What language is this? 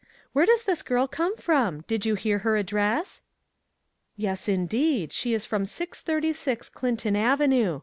English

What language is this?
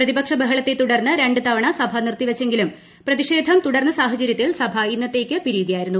Malayalam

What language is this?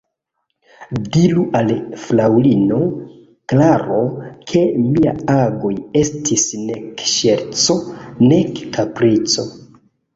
Esperanto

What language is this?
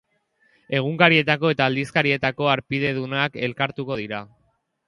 Basque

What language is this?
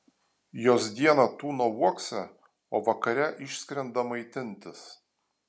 Lithuanian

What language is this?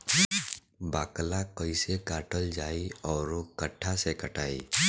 Bhojpuri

